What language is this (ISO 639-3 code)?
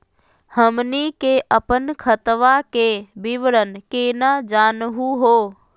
mag